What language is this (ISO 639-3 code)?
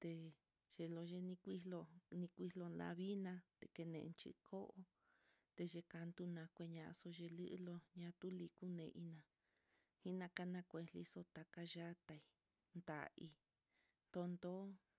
vmm